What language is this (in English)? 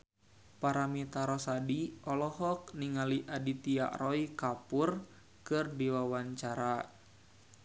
Sundanese